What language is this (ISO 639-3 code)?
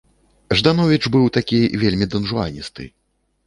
bel